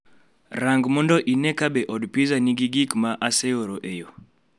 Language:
Luo (Kenya and Tanzania)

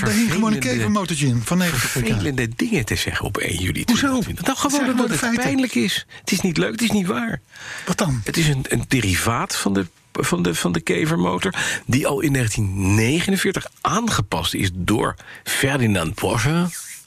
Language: Dutch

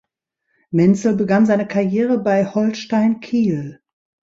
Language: German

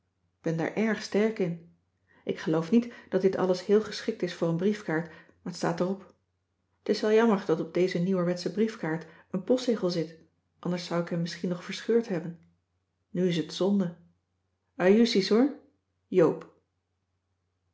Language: Dutch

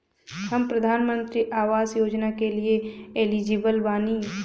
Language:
Bhojpuri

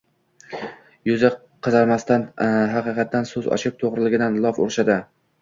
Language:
Uzbek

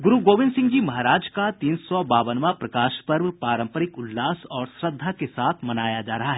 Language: Hindi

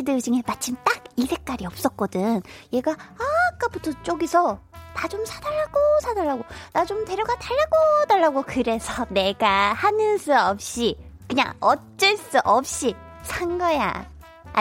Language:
Korean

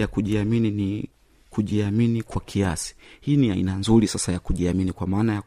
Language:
Swahili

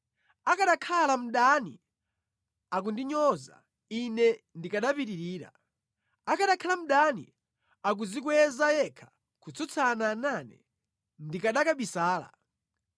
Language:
Nyanja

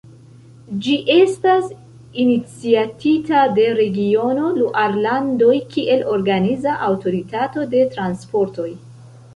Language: Esperanto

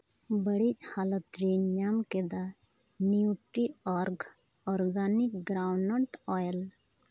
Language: Santali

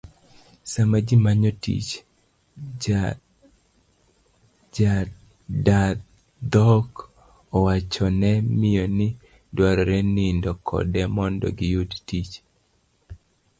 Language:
Luo (Kenya and Tanzania)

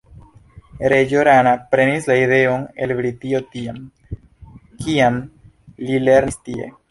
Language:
Esperanto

